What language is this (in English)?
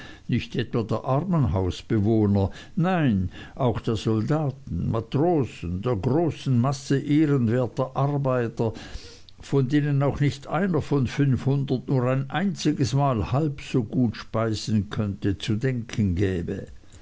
German